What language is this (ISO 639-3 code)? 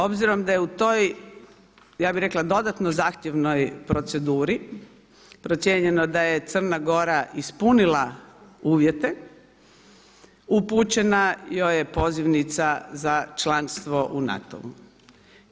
hrv